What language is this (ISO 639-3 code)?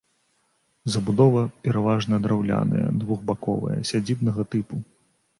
bel